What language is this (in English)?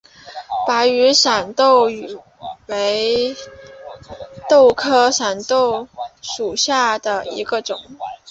Chinese